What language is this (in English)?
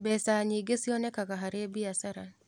Kikuyu